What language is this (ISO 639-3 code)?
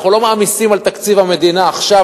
heb